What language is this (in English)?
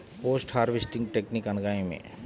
Telugu